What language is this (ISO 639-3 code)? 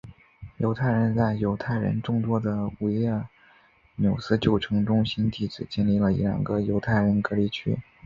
zho